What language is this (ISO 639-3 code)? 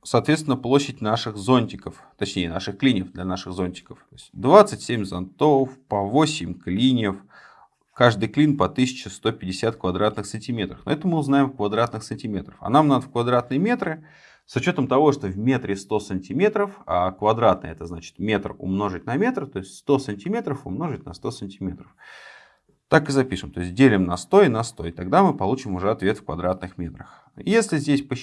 rus